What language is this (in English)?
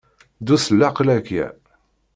Kabyle